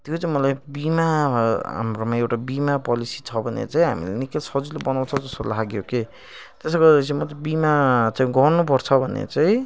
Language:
Nepali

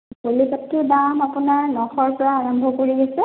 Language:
Assamese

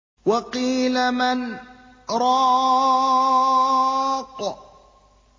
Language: Arabic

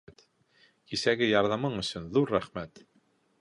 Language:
Bashkir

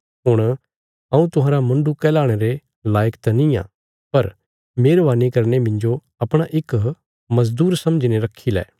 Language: Bilaspuri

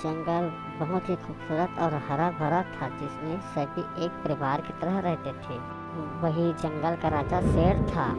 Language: Hindi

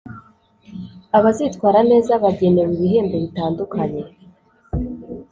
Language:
Kinyarwanda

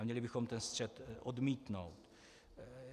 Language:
Czech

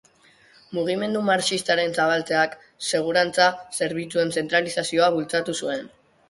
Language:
Basque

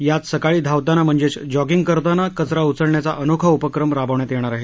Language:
Marathi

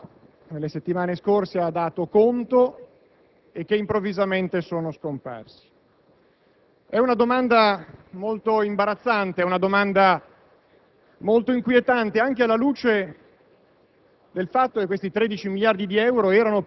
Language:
Italian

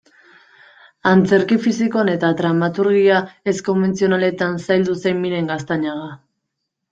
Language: Basque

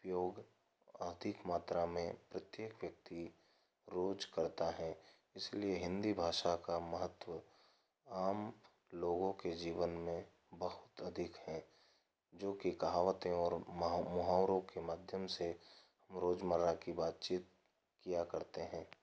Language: Hindi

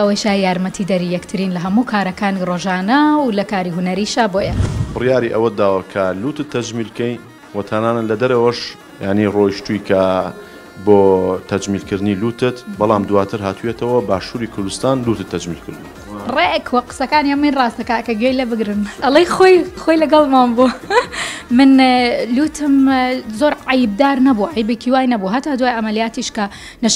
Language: Arabic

